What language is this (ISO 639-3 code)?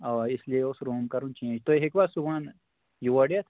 kas